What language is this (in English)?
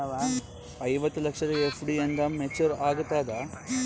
Kannada